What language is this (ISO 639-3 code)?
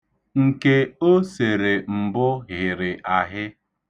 ibo